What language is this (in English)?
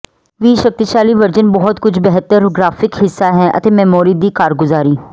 Punjabi